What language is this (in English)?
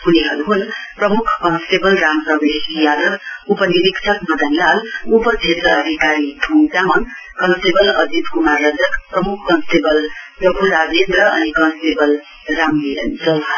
Nepali